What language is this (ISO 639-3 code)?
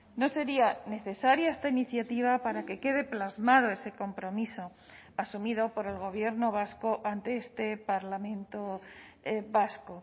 spa